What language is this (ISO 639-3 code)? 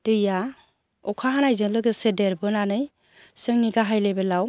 brx